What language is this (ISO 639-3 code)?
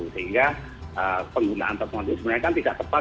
ind